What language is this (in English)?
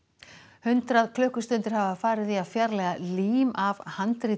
Icelandic